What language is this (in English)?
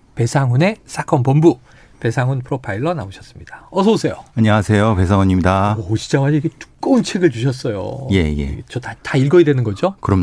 Korean